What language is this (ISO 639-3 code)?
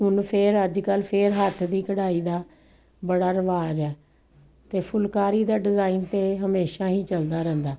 pan